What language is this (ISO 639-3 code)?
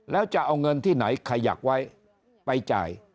tha